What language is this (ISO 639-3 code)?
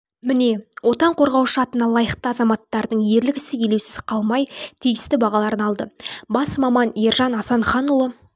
kaz